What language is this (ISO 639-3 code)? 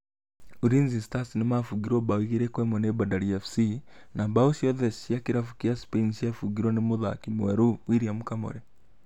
kik